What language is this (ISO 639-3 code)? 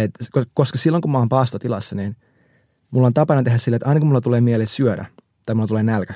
fin